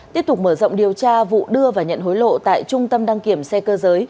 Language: Vietnamese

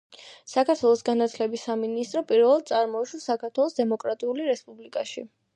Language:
Georgian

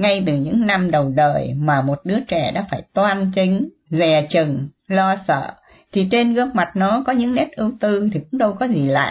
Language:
Vietnamese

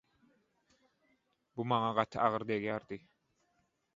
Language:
Turkmen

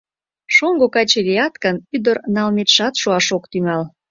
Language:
Mari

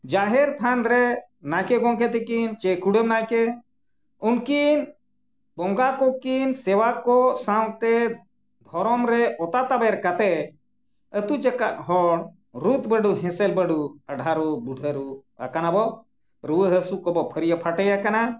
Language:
Santali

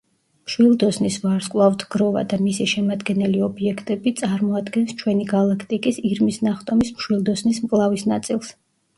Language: Georgian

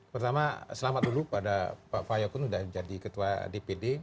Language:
Indonesian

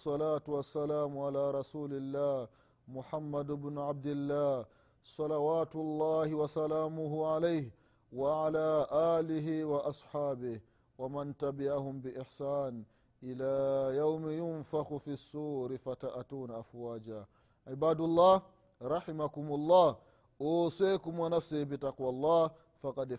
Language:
Swahili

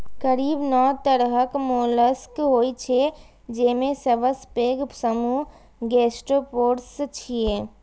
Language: Maithili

